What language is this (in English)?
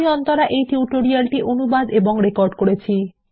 Bangla